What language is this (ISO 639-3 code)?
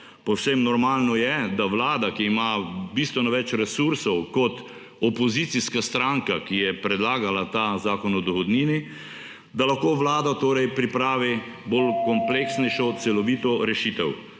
slv